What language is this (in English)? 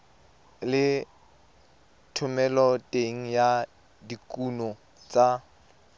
Tswana